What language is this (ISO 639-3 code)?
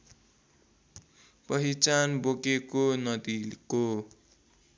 nep